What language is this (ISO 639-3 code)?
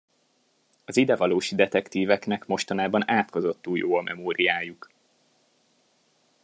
hun